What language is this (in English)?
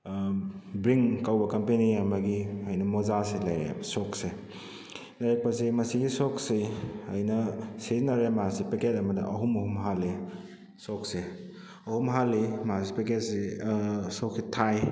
Manipuri